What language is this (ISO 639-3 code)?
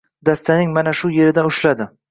uzb